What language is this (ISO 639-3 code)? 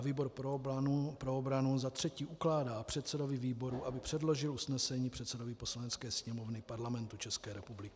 ces